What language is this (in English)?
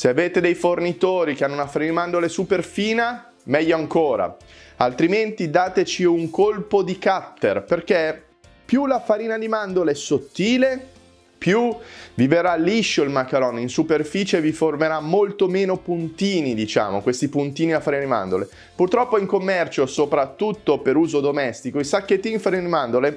Italian